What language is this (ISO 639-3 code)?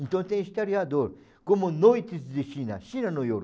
por